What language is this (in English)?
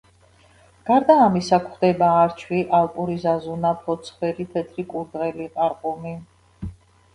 Georgian